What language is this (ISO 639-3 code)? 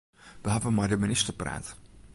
fry